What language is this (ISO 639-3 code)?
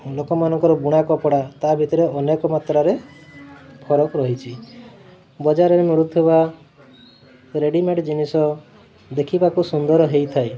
ori